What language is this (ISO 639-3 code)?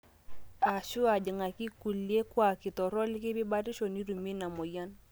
mas